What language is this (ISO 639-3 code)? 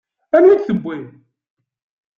kab